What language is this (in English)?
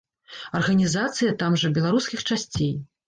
Belarusian